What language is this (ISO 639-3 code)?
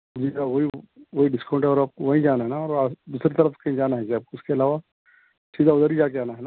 urd